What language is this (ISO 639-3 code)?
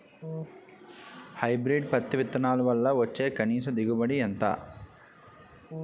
tel